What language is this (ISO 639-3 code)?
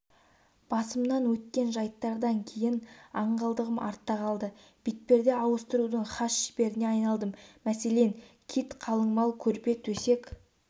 kaz